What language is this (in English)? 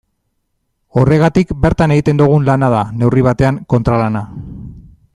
Basque